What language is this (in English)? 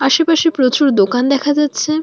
Bangla